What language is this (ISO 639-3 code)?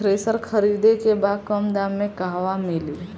bho